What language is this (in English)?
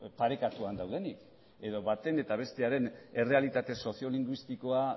Basque